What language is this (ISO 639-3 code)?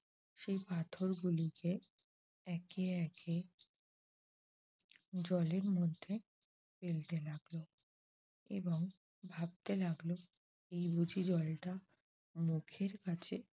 ben